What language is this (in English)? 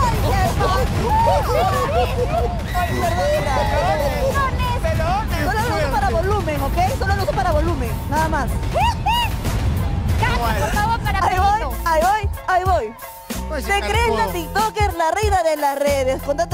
Spanish